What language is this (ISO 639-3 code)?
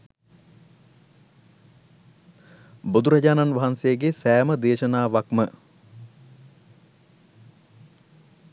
sin